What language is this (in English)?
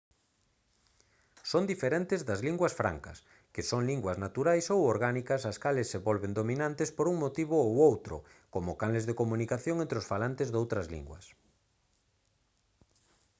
Galician